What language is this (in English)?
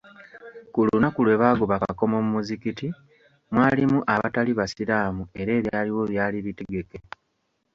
Ganda